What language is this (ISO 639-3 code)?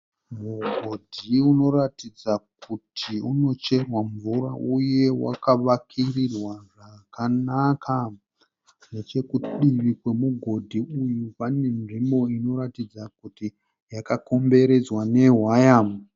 sna